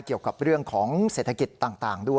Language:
Thai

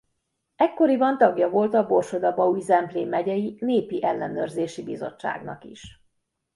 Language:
Hungarian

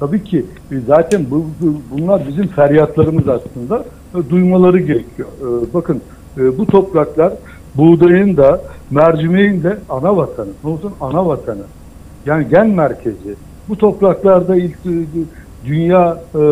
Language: Turkish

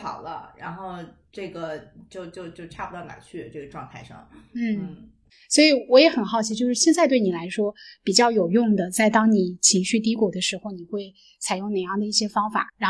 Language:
Chinese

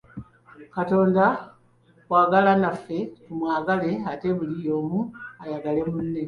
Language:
Ganda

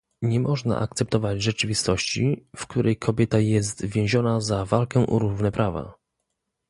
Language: Polish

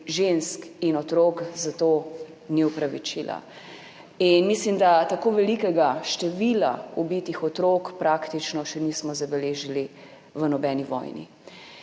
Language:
Slovenian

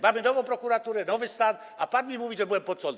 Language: Polish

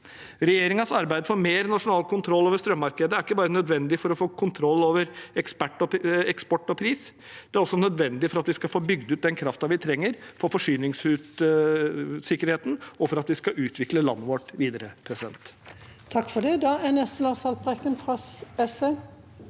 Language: Norwegian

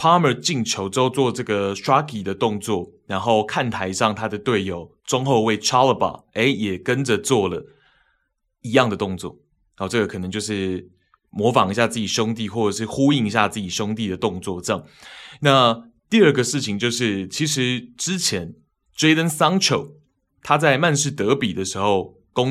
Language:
Chinese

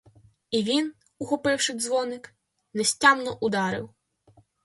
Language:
Ukrainian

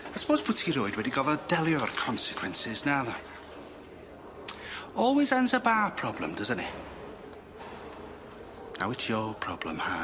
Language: Welsh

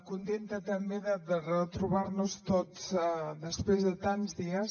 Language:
Catalan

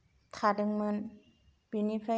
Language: Bodo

